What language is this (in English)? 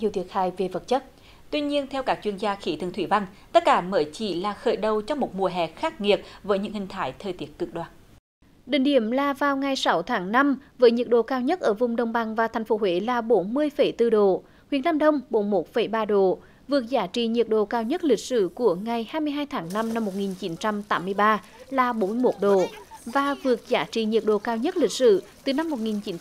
Vietnamese